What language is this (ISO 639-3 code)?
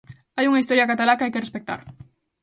glg